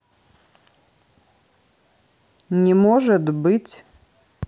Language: Russian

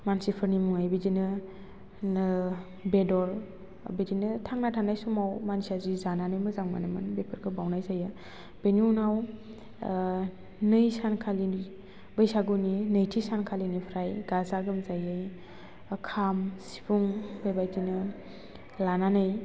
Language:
Bodo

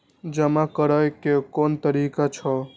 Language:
Maithili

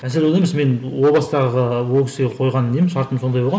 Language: Kazakh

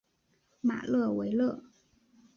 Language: Chinese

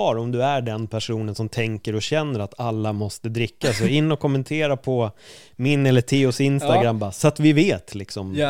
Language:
Swedish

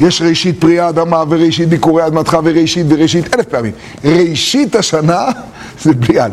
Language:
Hebrew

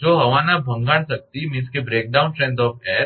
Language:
Gujarati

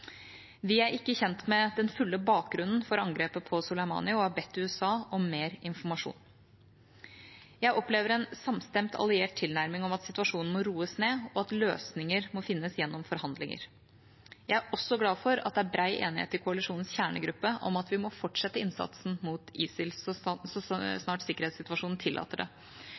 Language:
Norwegian Bokmål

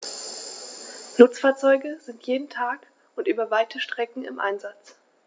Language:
German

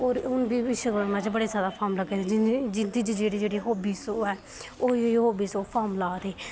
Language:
Dogri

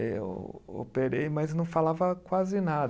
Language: Portuguese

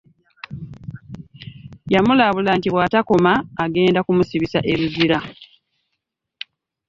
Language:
Ganda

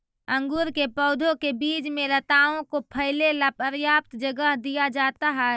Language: Magahi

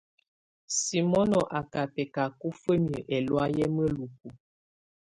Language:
Tunen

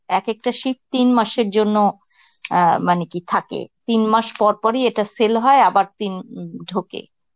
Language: Bangla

